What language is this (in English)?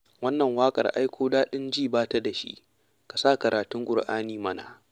Hausa